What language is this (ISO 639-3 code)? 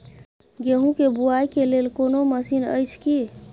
mai